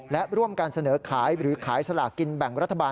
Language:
Thai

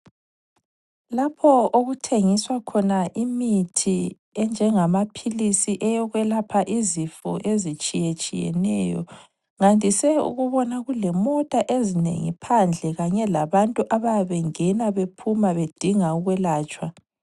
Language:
North Ndebele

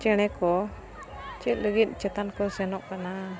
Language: Santali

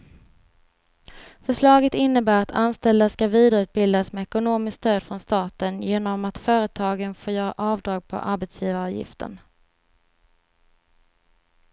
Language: Swedish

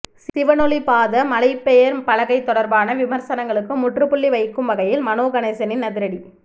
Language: Tamil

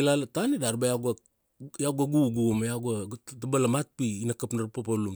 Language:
Kuanua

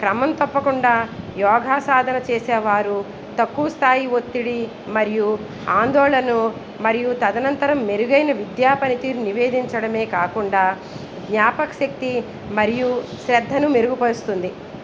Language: Telugu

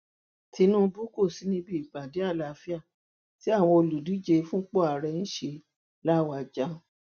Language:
Yoruba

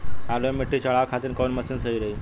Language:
Bhojpuri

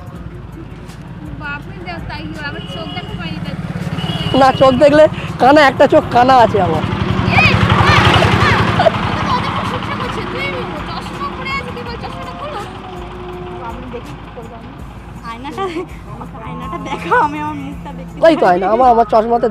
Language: Turkish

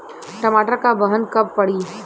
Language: Bhojpuri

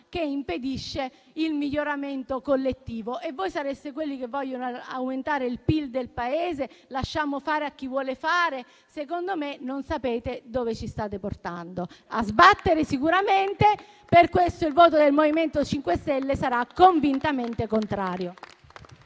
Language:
Italian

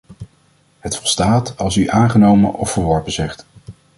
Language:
Dutch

